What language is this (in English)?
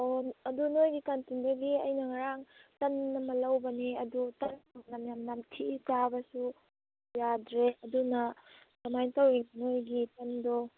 Manipuri